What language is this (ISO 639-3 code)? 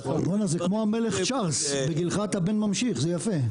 heb